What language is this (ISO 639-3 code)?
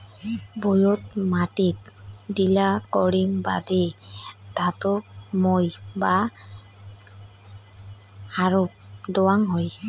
ben